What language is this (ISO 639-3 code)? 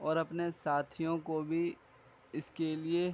urd